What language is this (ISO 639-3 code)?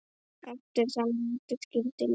isl